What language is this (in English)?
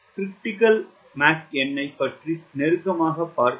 Tamil